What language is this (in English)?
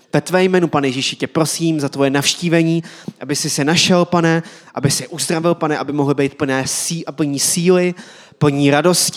Czech